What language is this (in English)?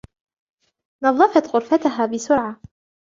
Arabic